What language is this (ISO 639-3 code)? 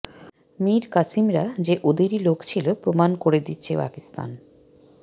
ben